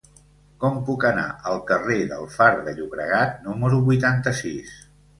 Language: Catalan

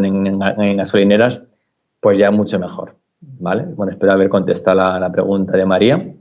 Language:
Spanish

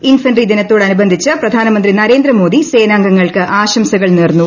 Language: Malayalam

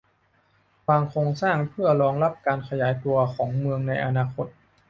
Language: Thai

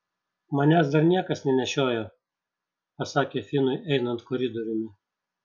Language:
Lithuanian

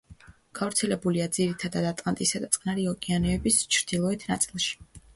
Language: Georgian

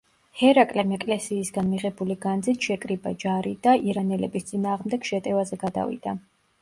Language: Georgian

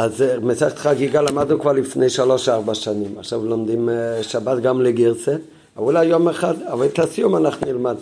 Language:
Hebrew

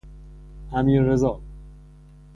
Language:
Persian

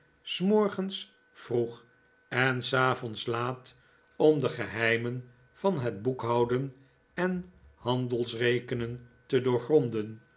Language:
Dutch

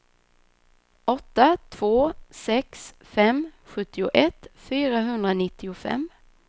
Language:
Swedish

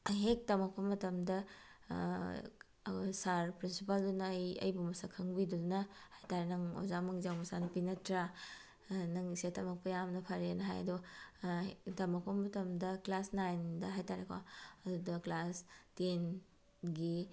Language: Manipuri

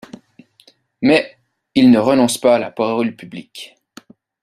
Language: French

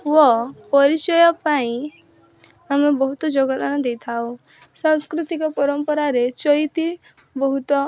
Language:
Odia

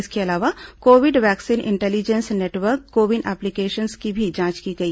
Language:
Hindi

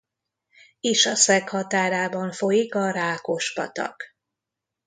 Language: Hungarian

